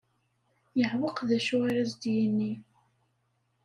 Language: Kabyle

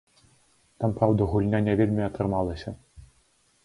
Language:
Belarusian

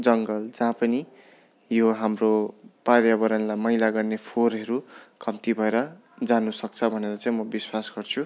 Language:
Nepali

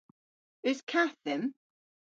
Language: Cornish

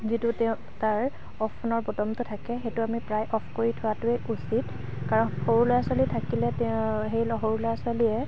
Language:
Assamese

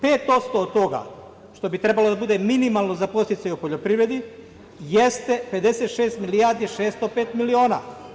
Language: Serbian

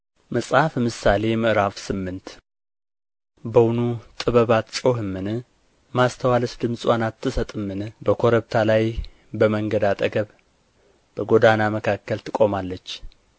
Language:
Amharic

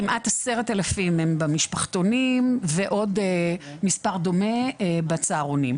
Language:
Hebrew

